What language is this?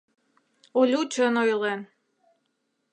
Mari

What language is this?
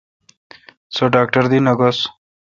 Kalkoti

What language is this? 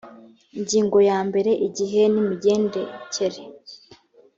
Kinyarwanda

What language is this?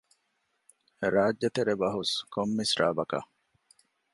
Divehi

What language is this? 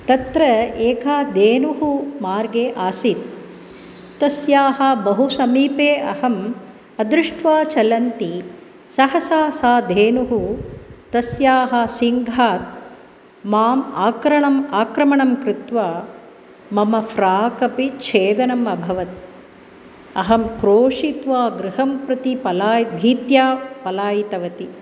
Sanskrit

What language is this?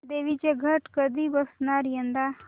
Marathi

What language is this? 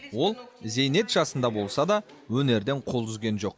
Kazakh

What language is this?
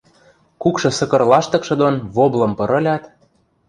Western Mari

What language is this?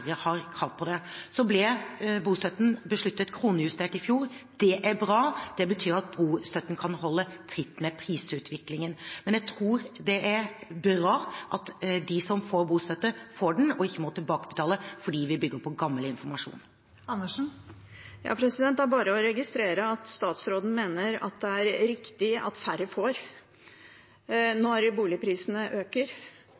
Norwegian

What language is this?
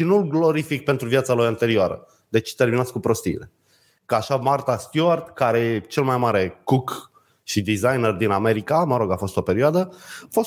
Romanian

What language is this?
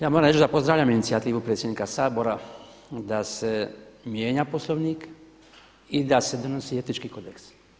Croatian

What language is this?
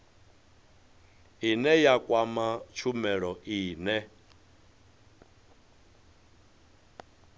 Venda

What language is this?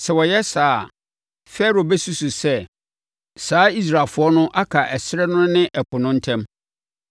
Akan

